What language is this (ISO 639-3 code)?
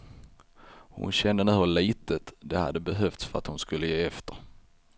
swe